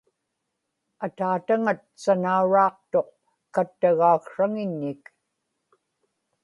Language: Inupiaq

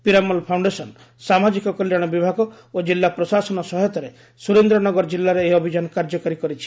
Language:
Odia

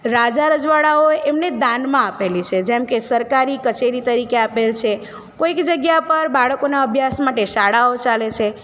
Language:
Gujarati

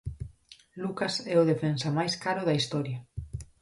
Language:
Galician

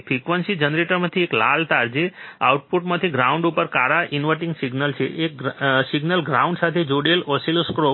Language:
Gujarati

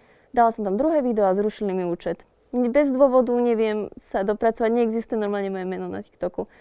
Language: Slovak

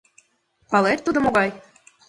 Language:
Mari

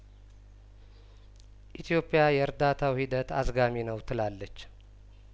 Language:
Amharic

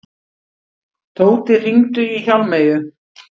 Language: Icelandic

